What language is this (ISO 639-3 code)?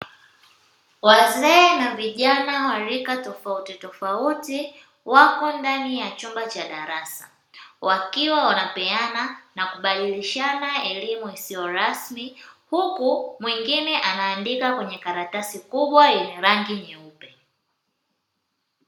swa